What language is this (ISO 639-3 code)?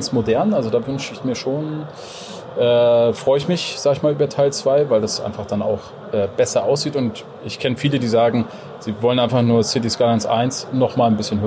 deu